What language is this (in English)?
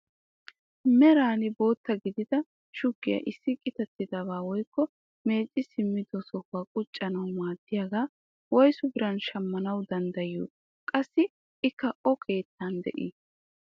Wolaytta